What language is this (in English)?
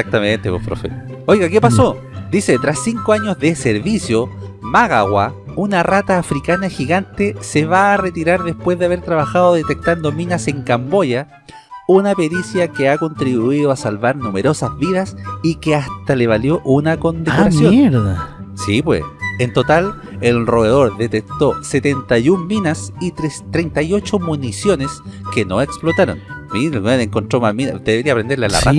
Spanish